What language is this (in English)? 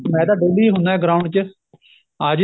Punjabi